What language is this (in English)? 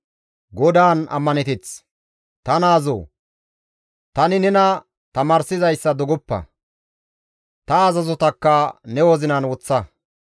Gamo